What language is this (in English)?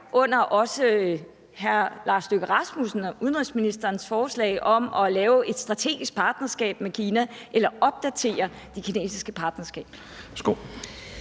Danish